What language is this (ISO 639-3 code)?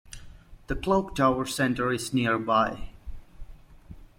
eng